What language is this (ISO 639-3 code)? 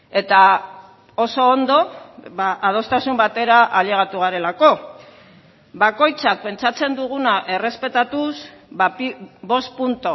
eus